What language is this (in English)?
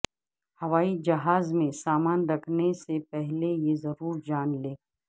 Urdu